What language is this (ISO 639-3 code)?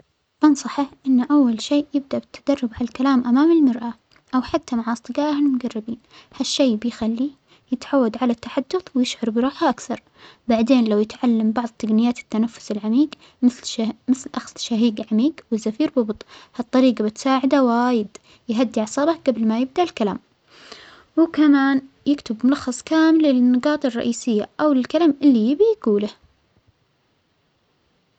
acx